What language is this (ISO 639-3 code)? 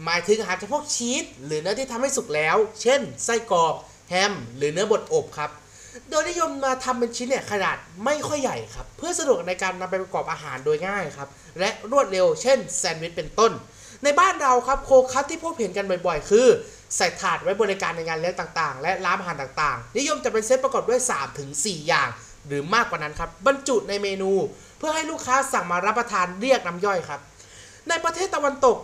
tha